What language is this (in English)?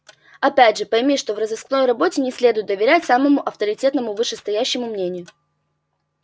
Russian